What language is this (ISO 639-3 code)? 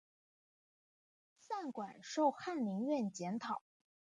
zho